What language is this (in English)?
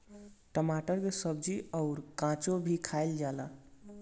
Bhojpuri